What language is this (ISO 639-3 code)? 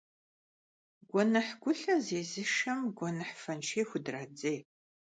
kbd